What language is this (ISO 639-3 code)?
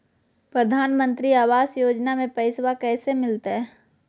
mag